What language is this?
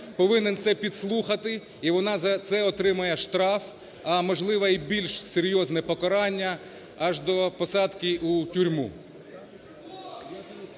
Ukrainian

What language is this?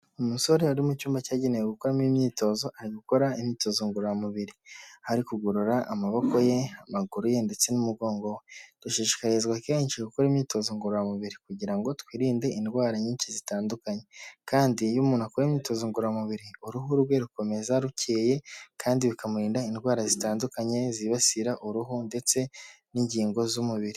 Kinyarwanda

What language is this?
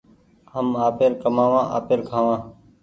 Goaria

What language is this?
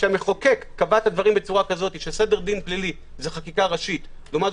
Hebrew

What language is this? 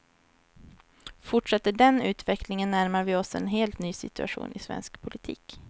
Swedish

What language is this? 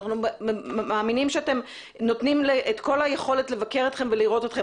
Hebrew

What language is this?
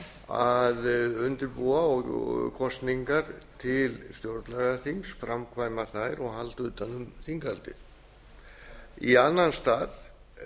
Icelandic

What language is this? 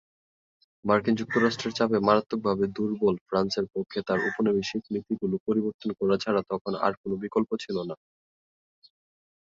Bangla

